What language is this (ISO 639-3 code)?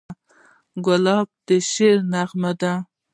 pus